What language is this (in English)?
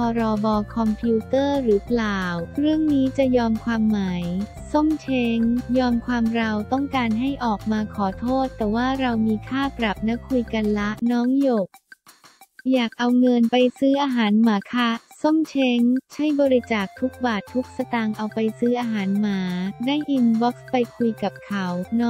Thai